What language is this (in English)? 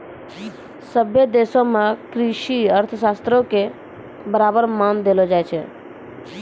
Maithili